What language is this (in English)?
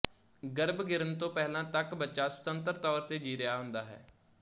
Punjabi